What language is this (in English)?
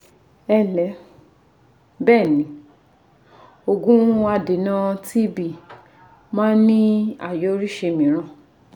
Yoruba